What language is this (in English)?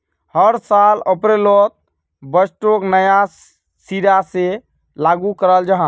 Magahi